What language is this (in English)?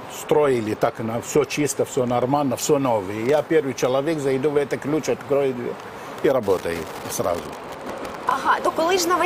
Ukrainian